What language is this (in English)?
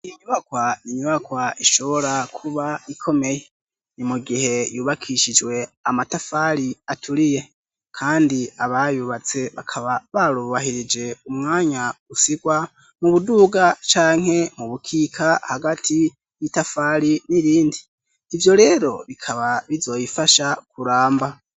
Rundi